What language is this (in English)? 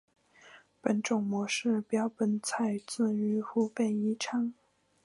Chinese